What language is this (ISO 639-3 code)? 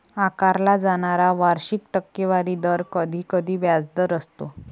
mar